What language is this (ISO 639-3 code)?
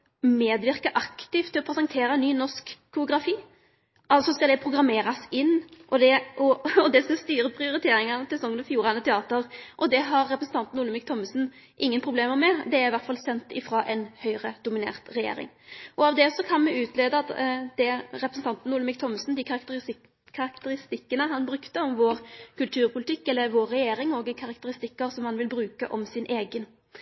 nno